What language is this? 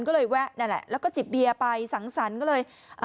Thai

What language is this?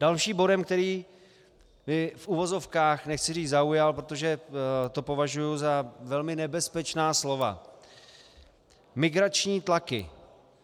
Czech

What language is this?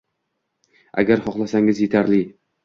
Uzbek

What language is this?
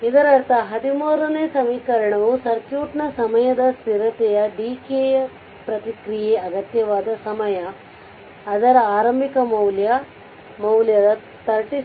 Kannada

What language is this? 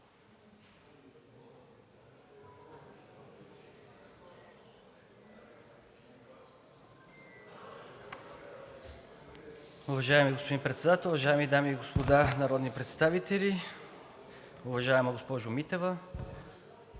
Bulgarian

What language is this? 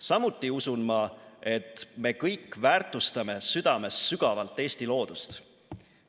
Estonian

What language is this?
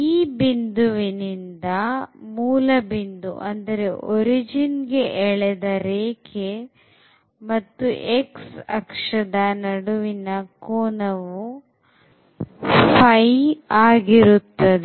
Kannada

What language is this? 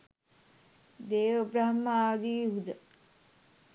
Sinhala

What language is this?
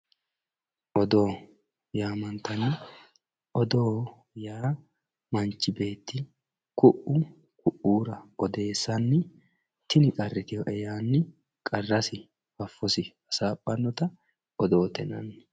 Sidamo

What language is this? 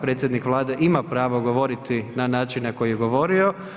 Croatian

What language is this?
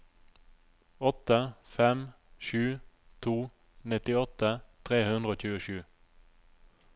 Norwegian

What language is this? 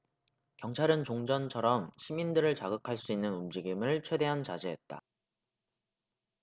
Korean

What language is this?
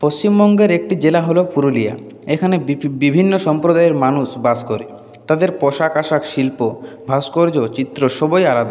Bangla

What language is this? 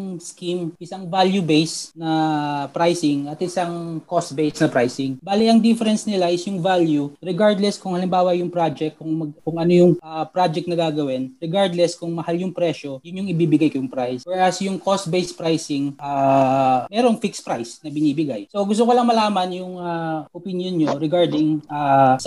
Filipino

